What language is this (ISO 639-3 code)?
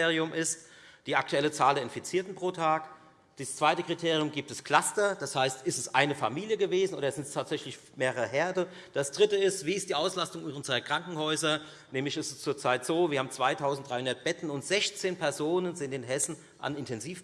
deu